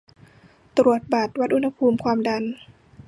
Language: Thai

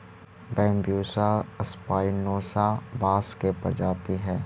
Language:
Magahi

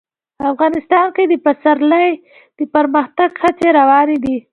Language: Pashto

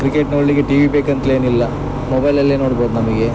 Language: Kannada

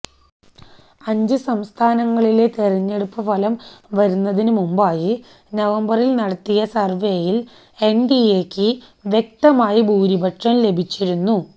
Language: Malayalam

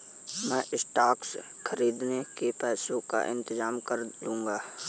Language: Hindi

